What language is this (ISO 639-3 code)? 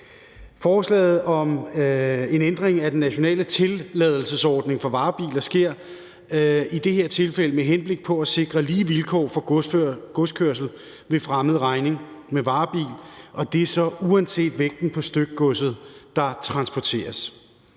dan